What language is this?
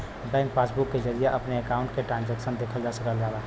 Bhojpuri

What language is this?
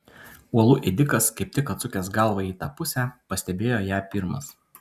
Lithuanian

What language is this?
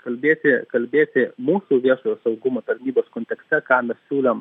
Lithuanian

